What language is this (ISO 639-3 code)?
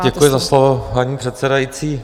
ces